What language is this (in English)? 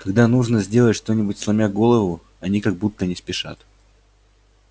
Russian